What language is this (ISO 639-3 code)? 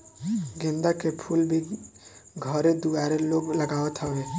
bho